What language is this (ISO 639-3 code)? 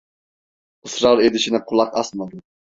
tur